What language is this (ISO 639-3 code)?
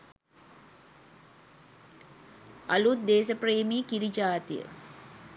sin